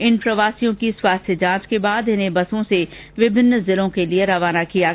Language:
Hindi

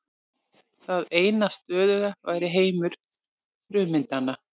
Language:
Icelandic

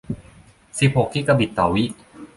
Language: Thai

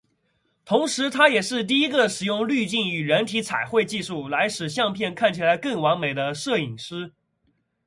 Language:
Chinese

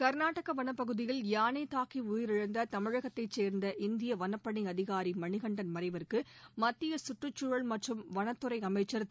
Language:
Tamil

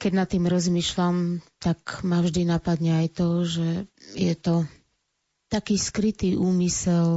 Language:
Slovak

